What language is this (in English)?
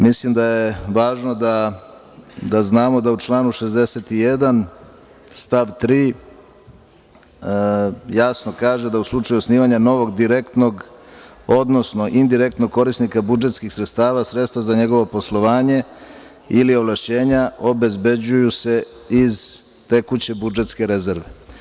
Serbian